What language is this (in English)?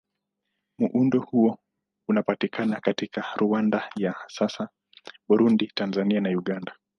Swahili